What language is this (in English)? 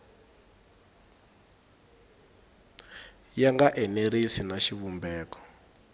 Tsonga